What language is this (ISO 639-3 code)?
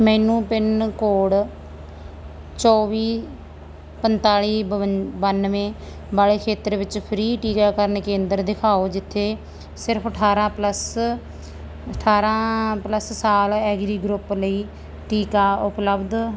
pan